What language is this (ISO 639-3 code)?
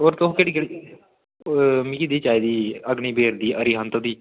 doi